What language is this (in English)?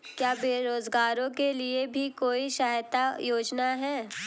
Hindi